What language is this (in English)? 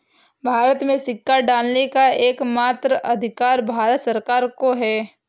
Hindi